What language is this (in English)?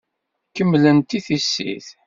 Kabyle